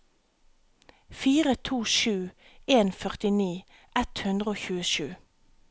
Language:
Norwegian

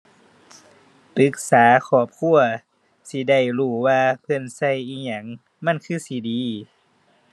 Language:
Thai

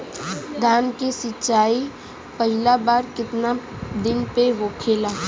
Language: Bhojpuri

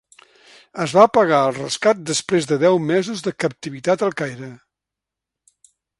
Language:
Catalan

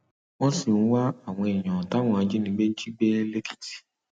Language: Yoruba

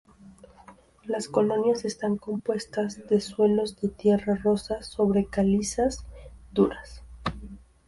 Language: Spanish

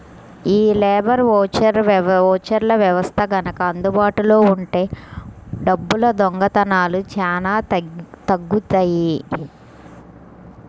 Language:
Telugu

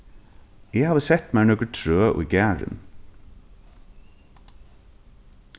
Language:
Faroese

